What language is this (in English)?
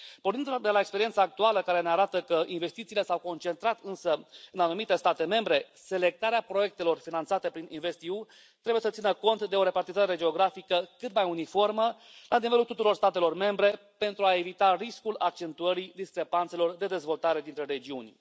Romanian